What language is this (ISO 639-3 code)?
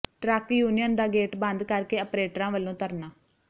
pan